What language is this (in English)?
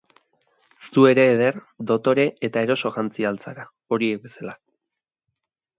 Basque